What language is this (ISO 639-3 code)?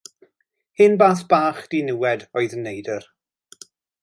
cym